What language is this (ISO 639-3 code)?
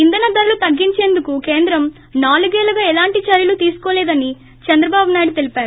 tel